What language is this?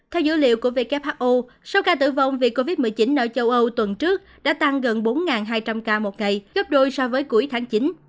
Vietnamese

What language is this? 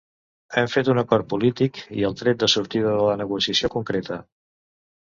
Catalan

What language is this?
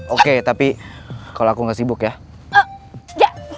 Indonesian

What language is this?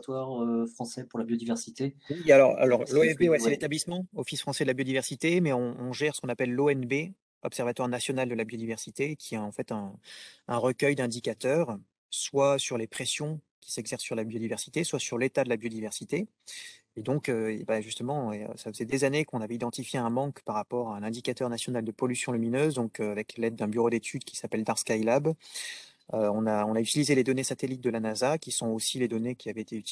French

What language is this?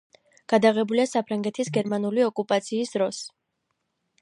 Georgian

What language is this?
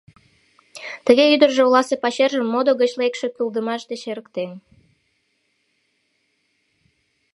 Mari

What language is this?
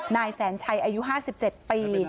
Thai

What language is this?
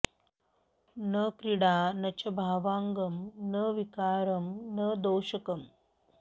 Sanskrit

